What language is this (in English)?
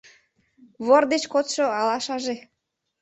Mari